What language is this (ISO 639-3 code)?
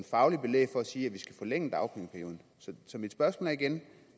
dan